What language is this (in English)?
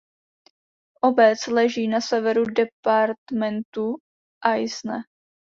Czech